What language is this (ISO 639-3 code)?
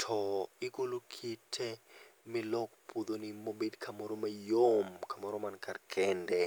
luo